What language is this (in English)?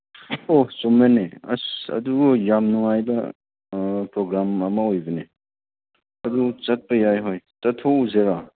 Manipuri